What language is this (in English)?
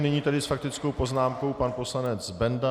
Czech